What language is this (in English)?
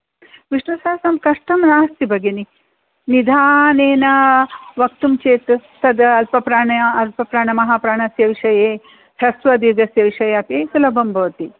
Sanskrit